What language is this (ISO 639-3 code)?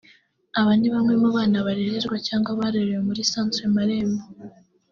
kin